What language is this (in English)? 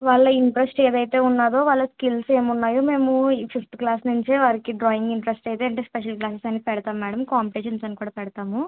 Telugu